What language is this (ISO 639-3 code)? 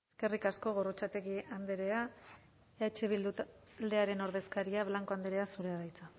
eus